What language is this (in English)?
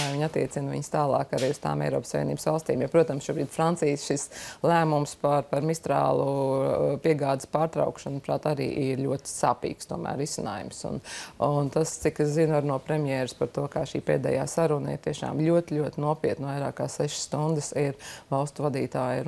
Latvian